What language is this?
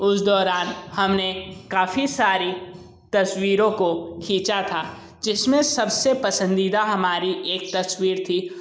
Hindi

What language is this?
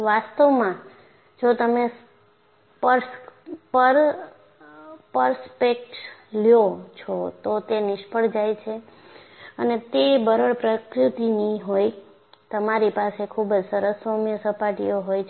Gujarati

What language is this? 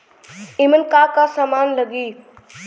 Bhojpuri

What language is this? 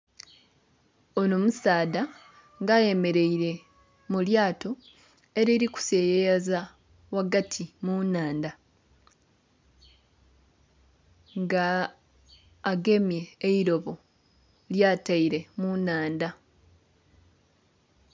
Soga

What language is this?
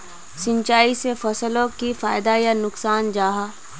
Magahi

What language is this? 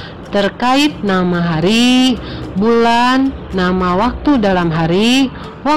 Indonesian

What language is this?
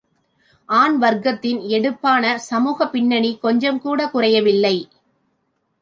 Tamil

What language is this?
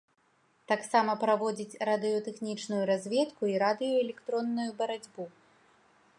Belarusian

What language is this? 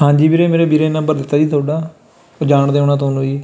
Punjabi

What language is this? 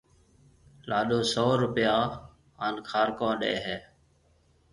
Marwari (Pakistan)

